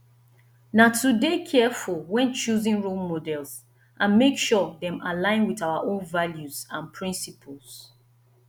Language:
Nigerian Pidgin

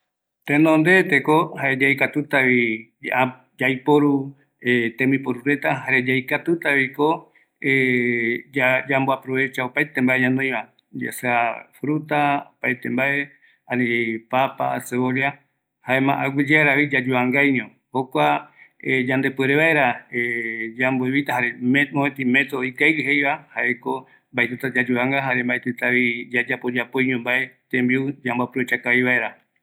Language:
Eastern Bolivian Guaraní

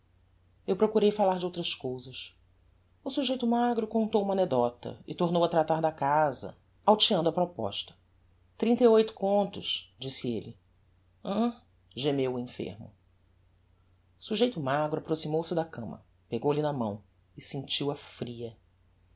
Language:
Portuguese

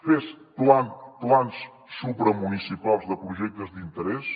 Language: Catalan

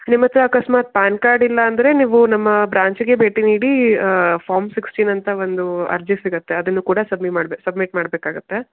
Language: Kannada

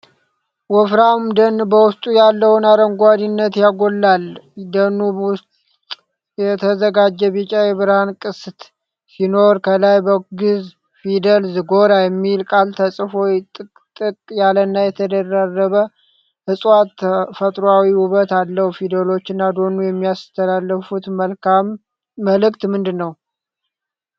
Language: Amharic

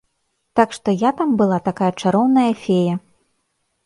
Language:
Belarusian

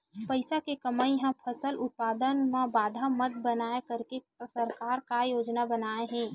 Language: Chhattisgarhi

